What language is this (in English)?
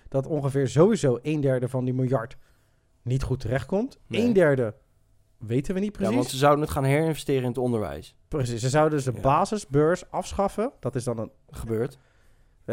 Dutch